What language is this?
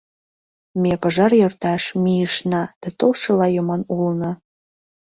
Mari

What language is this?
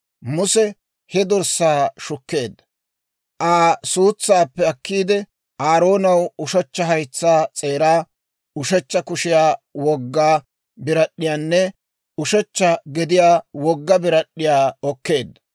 Dawro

